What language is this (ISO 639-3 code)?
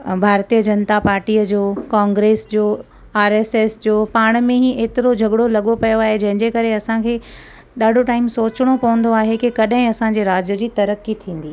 snd